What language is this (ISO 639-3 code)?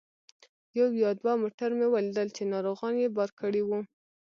pus